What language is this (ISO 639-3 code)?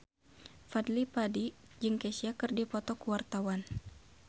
sun